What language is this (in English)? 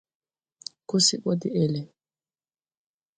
Tupuri